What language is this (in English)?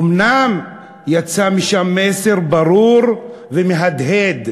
Hebrew